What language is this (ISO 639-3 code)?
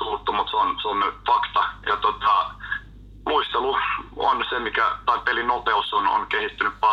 fin